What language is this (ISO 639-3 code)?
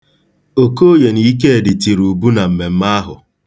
ibo